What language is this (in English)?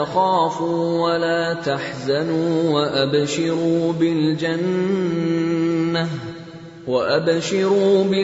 Urdu